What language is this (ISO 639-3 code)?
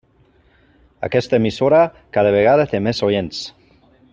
cat